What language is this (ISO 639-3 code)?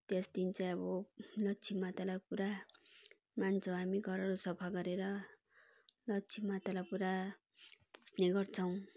nep